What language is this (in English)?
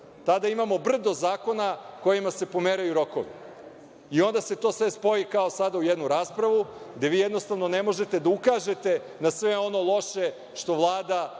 Serbian